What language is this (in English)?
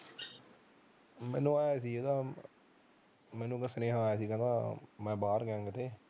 Punjabi